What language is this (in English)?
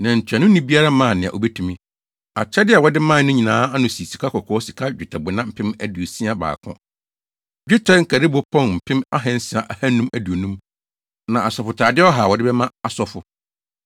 Akan